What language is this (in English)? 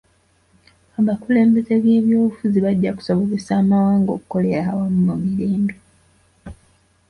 Ganda